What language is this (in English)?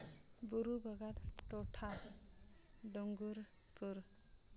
Santali